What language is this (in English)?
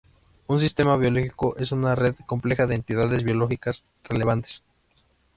Spanish